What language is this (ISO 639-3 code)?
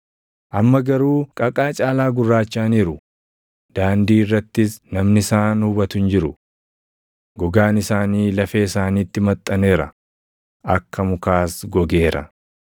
orm